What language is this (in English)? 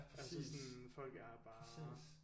Danish